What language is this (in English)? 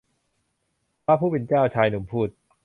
Thai